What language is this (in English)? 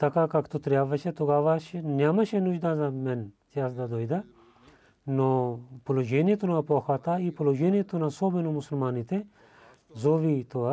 Bulgarian